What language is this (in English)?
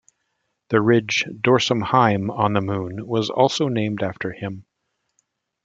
English